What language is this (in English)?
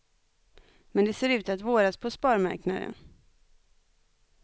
Swedish